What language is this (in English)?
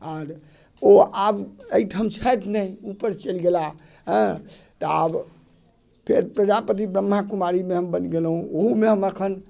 Maithili